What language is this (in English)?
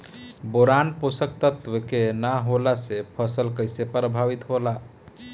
Bhojpuri